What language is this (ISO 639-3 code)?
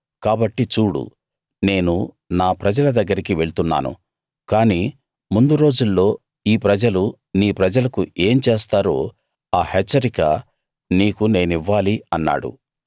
tel